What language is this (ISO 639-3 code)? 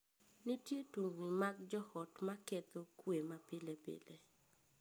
luo